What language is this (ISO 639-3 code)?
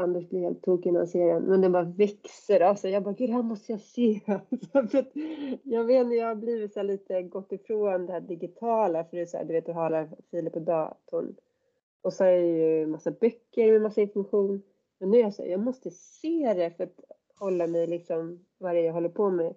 swe